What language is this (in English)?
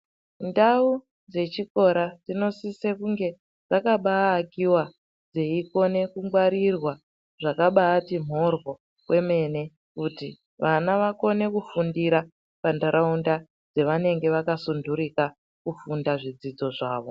Ndau